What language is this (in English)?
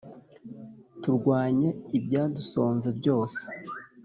Kinyarwanda